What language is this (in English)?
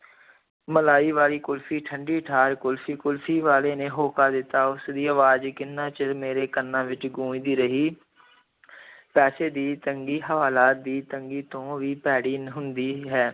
Punjabi